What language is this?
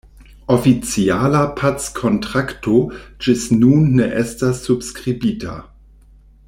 Esperanto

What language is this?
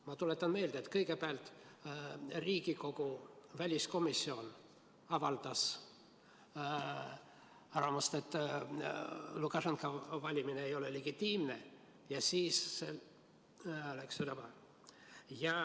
Estonian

